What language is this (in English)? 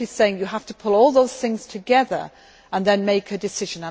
English